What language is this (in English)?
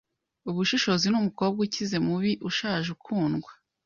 Kinyarwanda